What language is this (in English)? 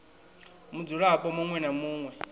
Venda